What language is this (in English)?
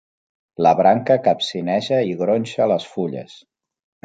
Catalan